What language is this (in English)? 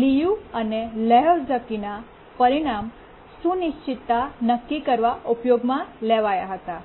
Gujarati